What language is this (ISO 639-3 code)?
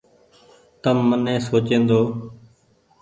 gig